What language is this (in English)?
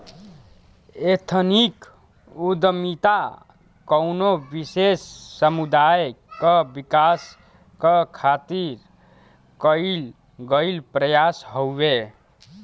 Bhojpuri